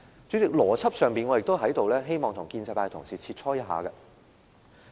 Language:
Cantonese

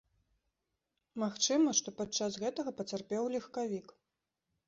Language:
Belarusian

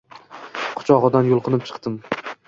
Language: Uzbek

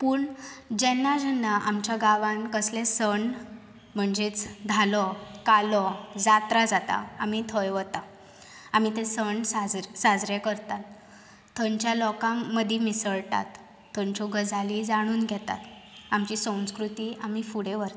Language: Konkani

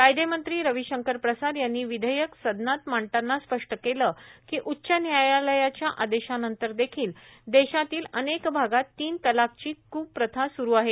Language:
Marathi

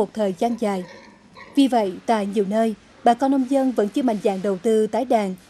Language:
Vietnamese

